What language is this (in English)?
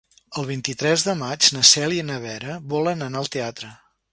Catalan